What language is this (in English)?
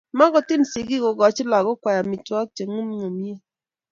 Kalenjin